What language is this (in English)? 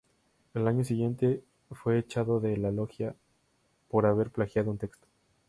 Spanish